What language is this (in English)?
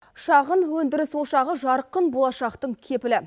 Kazakh